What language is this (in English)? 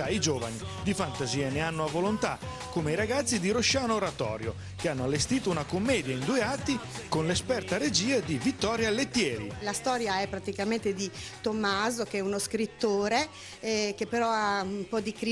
Italian